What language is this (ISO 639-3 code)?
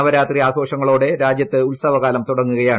mal